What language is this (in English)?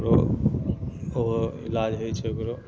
Maithili